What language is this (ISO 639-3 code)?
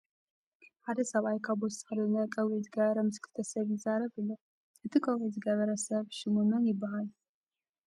tir